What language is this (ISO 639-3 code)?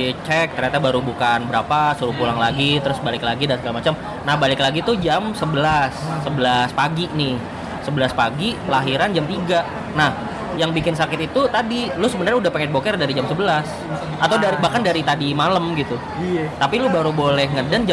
ind